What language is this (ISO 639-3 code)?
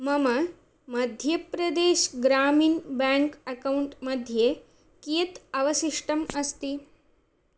san